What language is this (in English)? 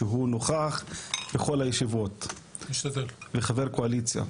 Hebrew